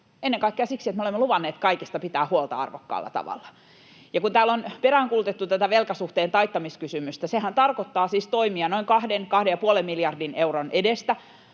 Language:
Finnish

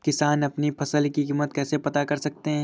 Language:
Hindi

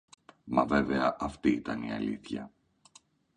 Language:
Greek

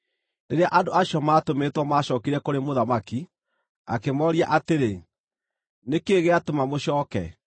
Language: Kikuyu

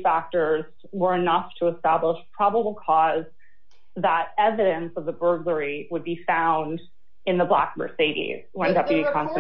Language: English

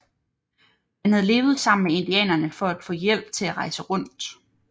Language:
Danish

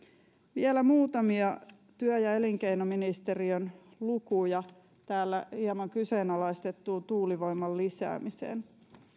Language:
Finnish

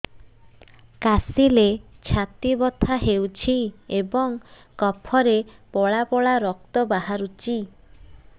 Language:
Odia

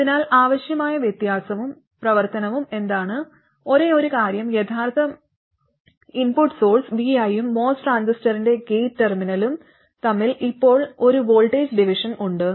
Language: Malayalam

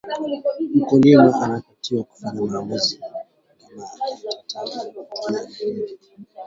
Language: Swahili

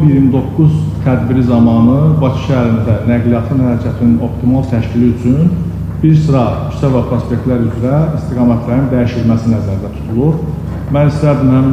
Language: Turkish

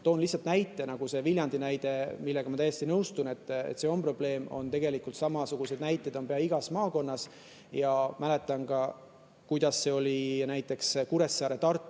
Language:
Estonian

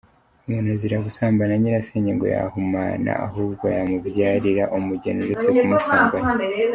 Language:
Kinyarwanda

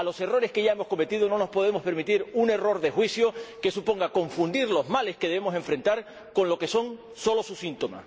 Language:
Spanish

